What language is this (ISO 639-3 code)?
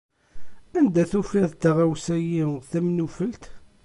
kab